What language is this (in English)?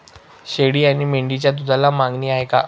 Marathi